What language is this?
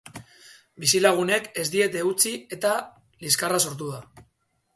Basque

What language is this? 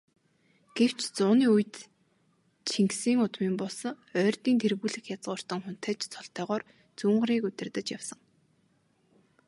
Mongolian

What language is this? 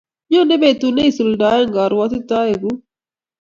Kalenjin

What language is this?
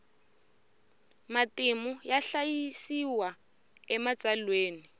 Tsonga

